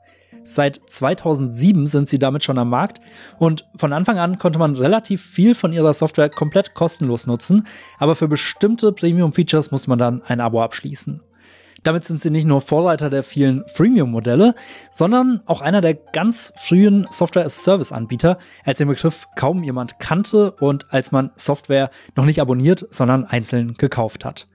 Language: German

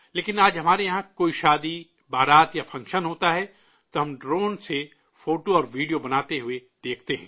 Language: Urdu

